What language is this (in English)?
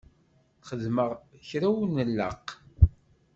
Kabyle